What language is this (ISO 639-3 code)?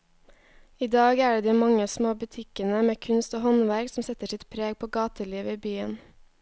nor